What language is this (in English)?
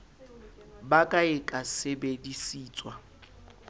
Southern Sotho